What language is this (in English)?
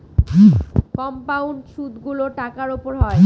Bangla